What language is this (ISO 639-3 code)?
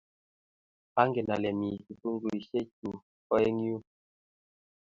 kln